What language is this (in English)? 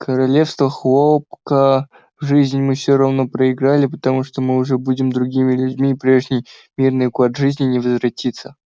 Russian